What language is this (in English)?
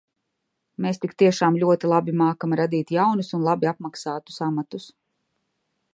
Latvian